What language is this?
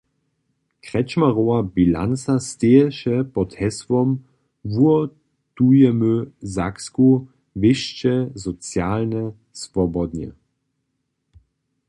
Upper Sorbian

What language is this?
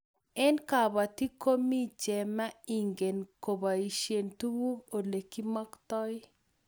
Kalenjin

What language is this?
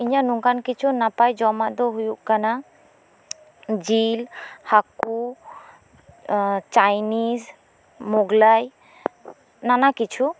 Santali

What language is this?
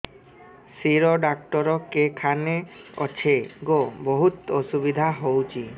Odia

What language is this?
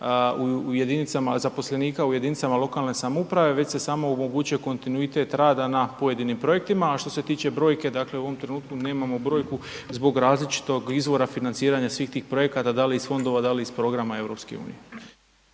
Croatian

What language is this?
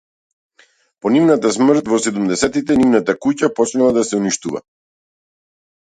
Macedonian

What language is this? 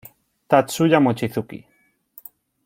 Spanish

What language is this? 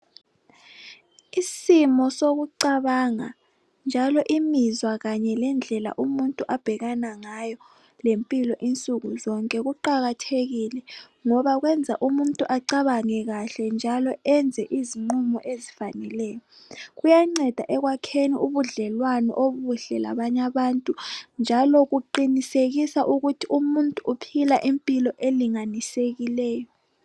North Ndebele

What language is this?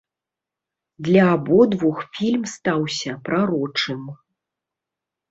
Belarusian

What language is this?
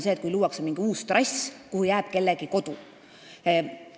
Estonian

